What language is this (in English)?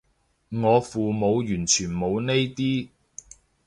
Cantonese